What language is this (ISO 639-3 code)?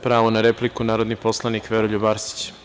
srp